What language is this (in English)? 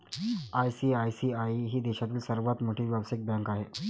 Marathi